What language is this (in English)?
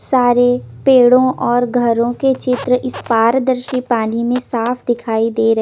Hindi